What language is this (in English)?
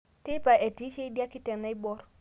Masai